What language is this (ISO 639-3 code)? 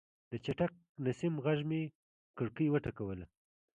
pus